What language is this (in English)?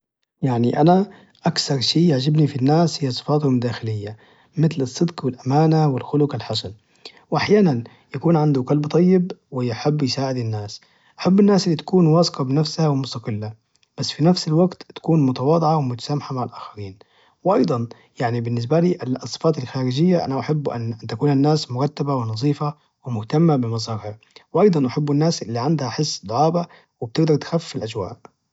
Najdi Arabic